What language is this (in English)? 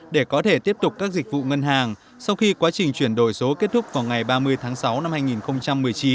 Vietnamese